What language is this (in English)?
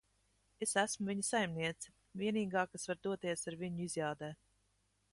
Latvian